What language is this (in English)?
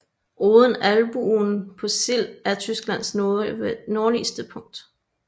Danish